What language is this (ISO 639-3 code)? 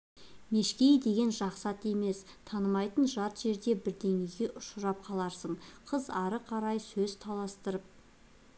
kaz